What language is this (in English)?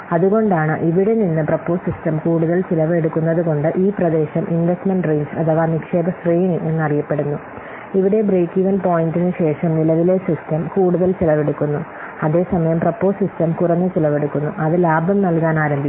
Malayalam